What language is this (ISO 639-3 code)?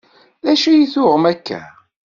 kab